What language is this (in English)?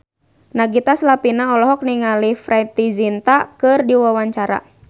Sundanese